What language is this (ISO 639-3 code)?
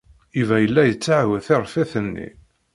kab